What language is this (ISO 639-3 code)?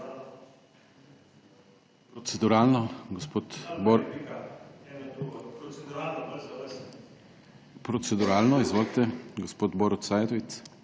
slv